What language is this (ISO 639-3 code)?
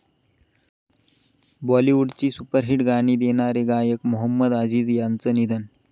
mar